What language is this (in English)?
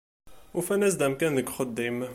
Kabyle